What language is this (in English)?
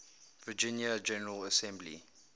English